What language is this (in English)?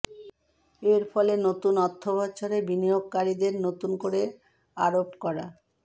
Bangla